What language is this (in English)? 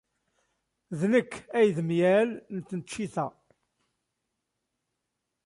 Kabyle